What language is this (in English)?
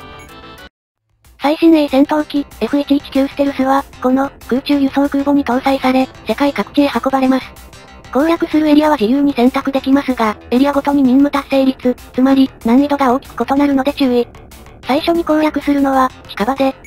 Japanese